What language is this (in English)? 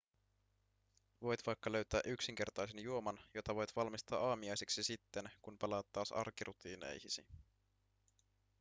Finnish